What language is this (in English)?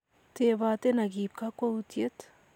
Kalenjin